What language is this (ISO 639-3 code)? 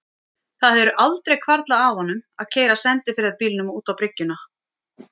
isl